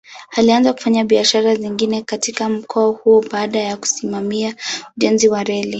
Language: Swahili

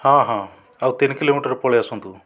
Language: Odia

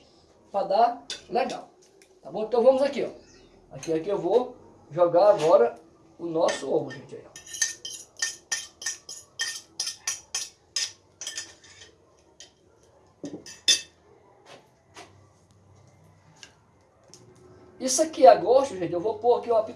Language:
Portuguese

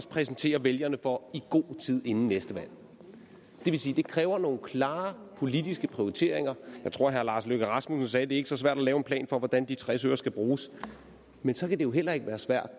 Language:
Danish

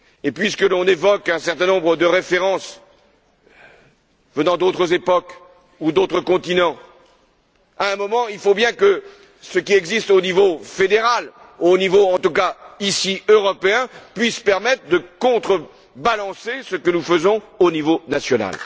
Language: French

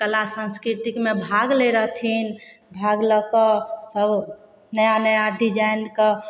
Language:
Maithili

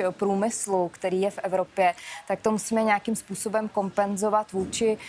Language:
Czech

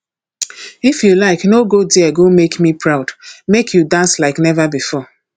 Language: Nigerian Pidgin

